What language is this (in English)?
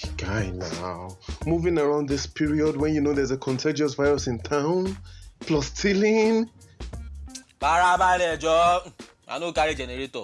English